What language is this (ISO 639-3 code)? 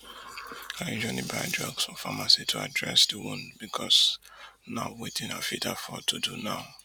pcm